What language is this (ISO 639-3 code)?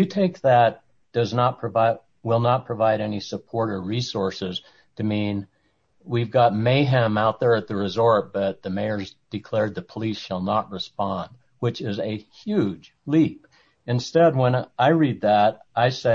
eng